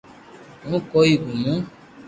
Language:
Loarki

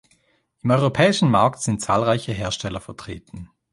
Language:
German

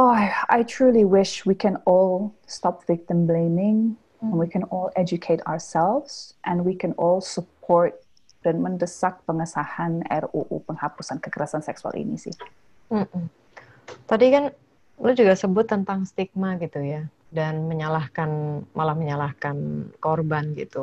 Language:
Indonesian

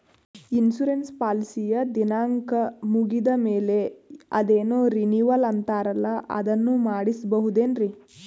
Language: Kannada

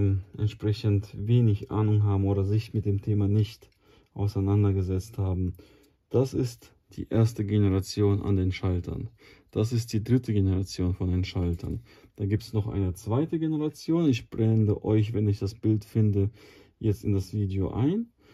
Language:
German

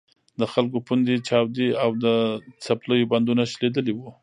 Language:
Pashto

